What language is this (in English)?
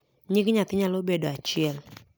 Luo (Kenya and Tanzania)